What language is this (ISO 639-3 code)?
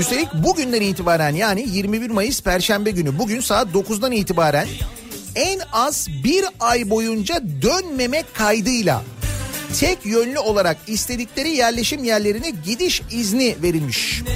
tur